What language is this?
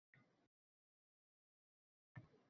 Uzbek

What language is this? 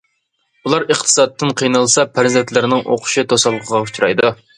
Uyghur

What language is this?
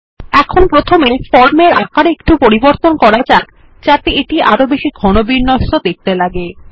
Bangla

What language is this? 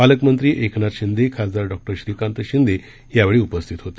Marathi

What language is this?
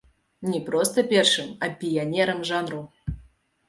Belarusian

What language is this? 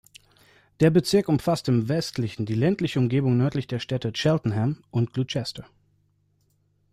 German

